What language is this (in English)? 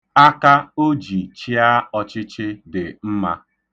Igbo